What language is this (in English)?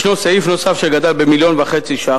Hebrew